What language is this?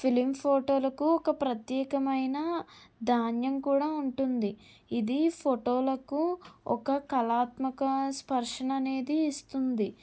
Telugu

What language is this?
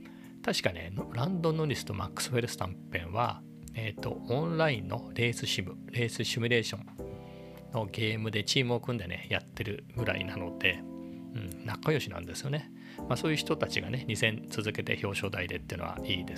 Japanese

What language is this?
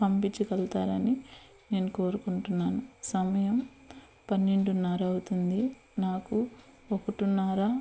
Telugu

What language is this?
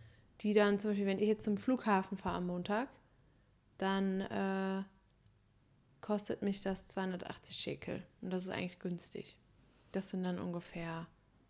German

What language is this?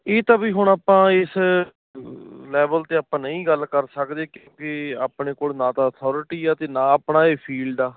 Punjabi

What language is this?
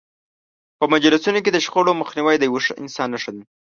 Pashto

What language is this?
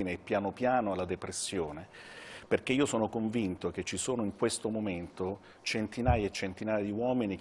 Italian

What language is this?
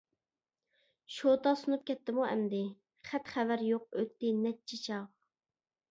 Uyghur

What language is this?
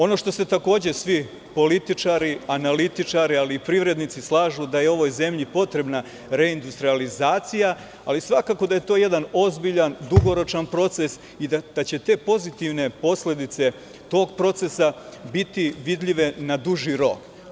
Serbian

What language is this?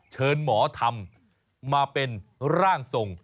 Thai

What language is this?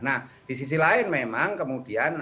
Indonesian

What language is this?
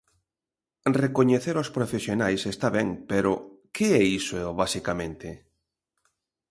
Galician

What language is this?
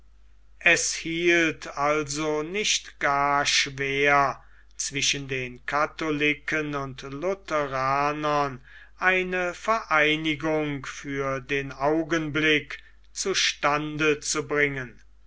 German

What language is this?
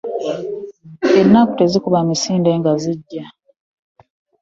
Ganda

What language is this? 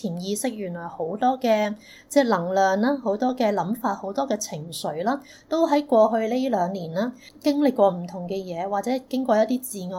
Chinese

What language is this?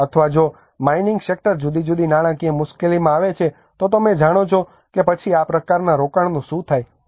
Gujarati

